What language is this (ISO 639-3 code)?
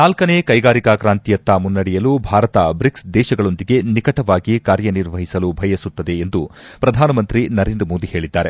kan